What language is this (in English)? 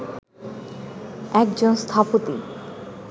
Bangla